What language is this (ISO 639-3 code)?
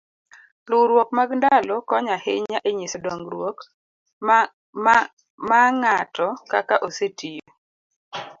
luo